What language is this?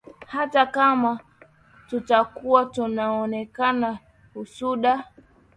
Swahili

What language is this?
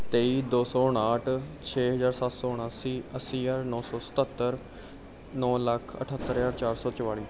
Punjabi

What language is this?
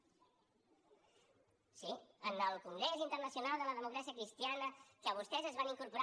Catalan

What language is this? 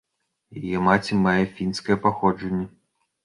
Belarusian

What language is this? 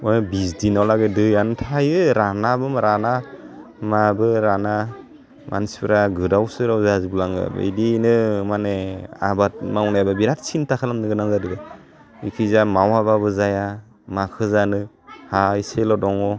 Bodo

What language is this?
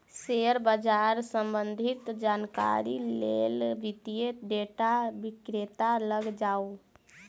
Maithili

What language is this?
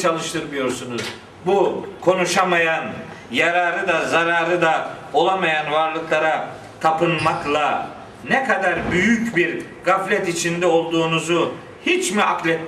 Turkish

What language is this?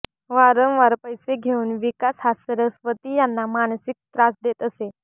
Marathi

